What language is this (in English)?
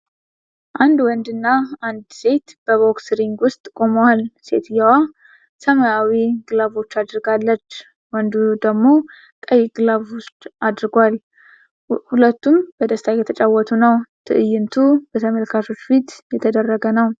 Amharic